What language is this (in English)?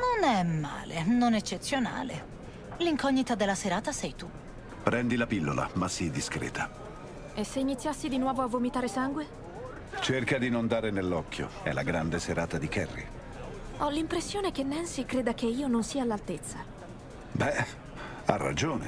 Italian